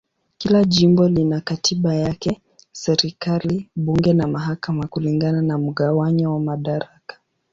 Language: Swahili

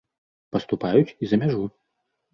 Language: Belarusian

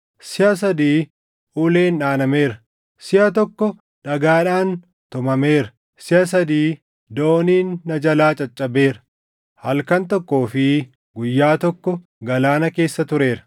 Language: Oromo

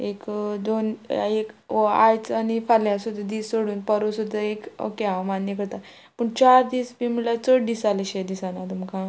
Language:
Konkani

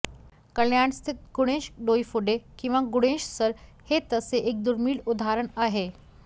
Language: Marathi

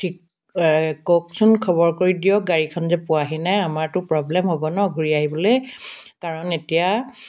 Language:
Assamese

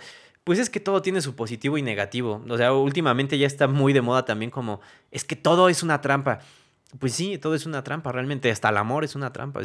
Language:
Spanish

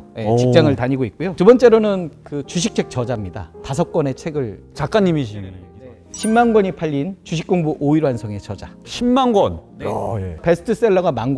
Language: Korean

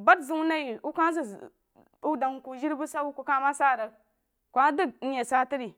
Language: Jiba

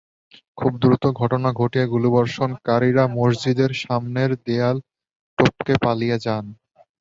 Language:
Bangla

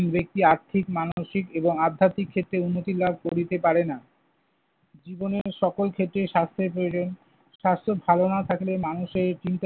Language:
Bangla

